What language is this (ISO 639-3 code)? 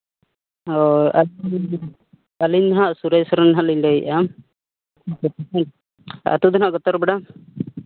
sat